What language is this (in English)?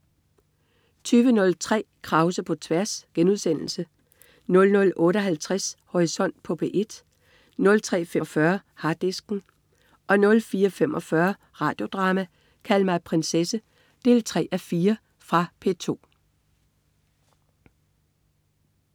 Danish